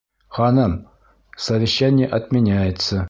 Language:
Bashkir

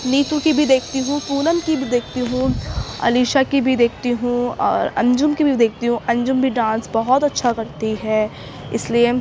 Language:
Urdu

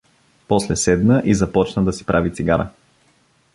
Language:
Bulgarian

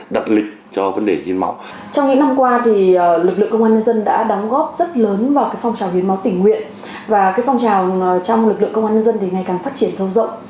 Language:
Vietnamese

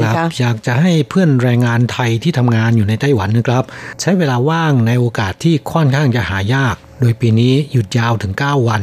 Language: Thai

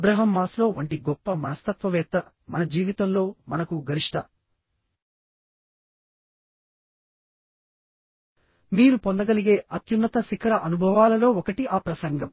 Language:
Telugu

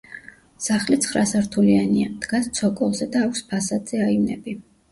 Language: Georgian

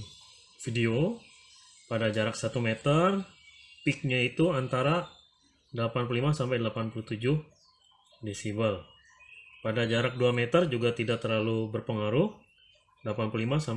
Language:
Indonesian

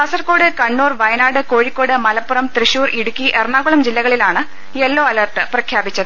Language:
Malayalam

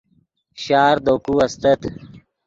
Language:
Yidgha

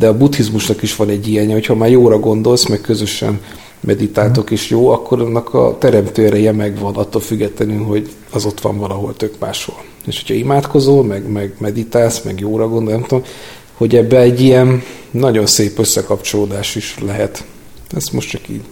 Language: Hungarian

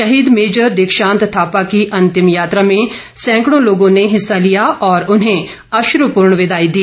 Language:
Hindi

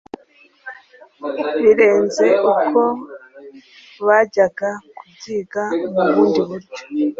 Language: Kinyarwanda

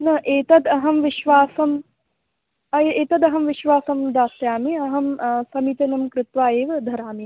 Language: Sanskrit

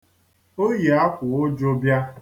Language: Igbo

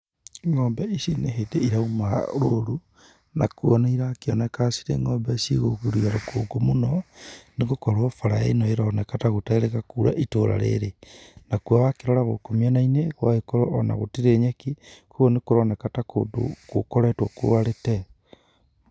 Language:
Kikuyu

